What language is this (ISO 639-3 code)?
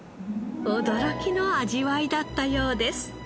jpn